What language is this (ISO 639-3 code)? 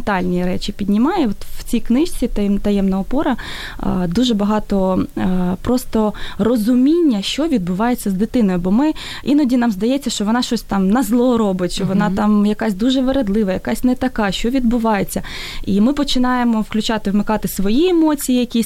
ukr